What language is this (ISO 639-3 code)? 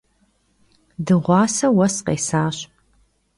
kbd